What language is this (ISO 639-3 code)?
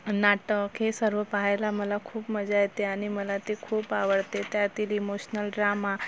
mar